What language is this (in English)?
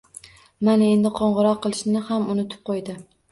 Uzbek